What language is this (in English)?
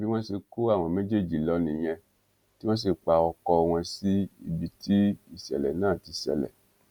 Yoruba